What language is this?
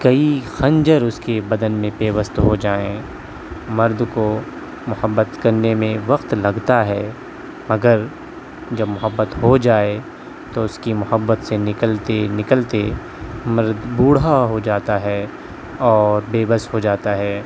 Urdu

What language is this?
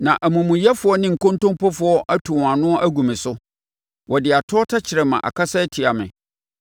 Akan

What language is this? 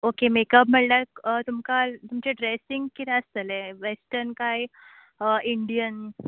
Konkani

